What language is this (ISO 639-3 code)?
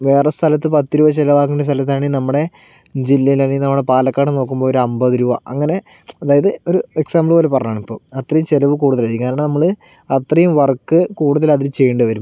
mal